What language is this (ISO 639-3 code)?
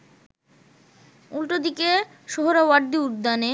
ben